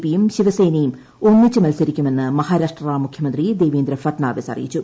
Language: Malayalam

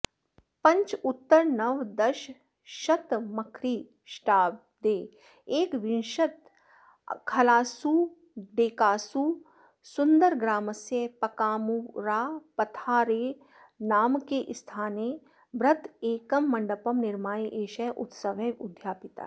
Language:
Sanskrit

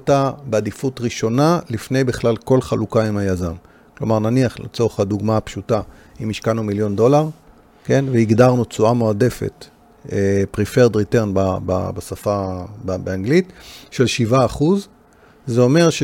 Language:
Hebrew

